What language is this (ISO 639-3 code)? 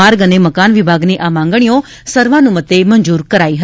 guj